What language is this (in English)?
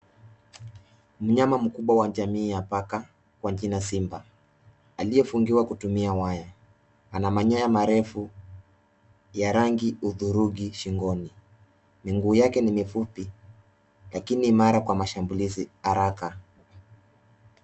Swahili